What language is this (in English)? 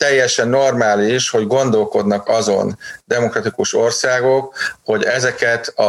Hungarian